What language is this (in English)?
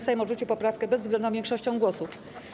Polish